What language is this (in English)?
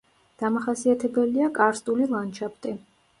Georgian